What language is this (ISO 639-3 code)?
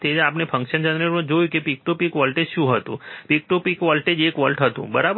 guj